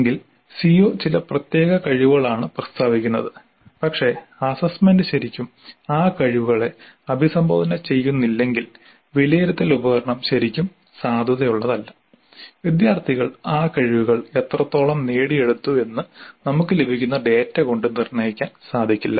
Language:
Malayalam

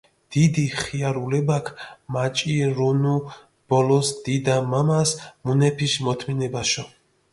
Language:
Mingrelian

